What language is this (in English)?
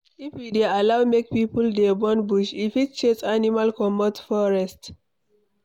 Nigerian Pidgin